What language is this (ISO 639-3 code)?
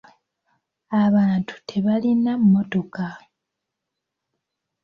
lug